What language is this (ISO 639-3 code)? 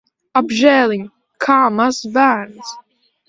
lav